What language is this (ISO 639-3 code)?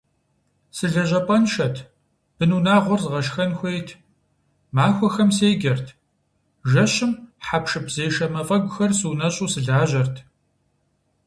kbd